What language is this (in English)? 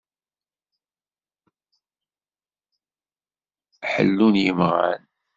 Kabyle